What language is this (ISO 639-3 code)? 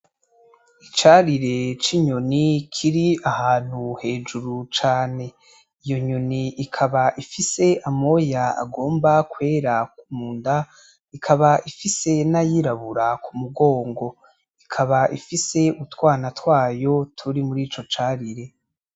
run